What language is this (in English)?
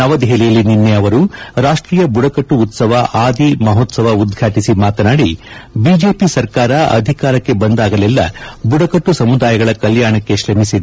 Kannada